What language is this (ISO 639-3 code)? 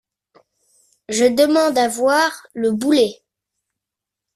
fra